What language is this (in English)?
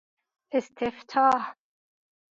Persian